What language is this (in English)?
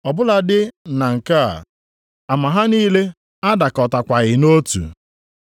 Igbo